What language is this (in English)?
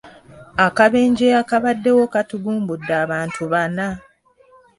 Ganda